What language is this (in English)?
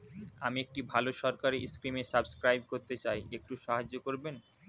Bangla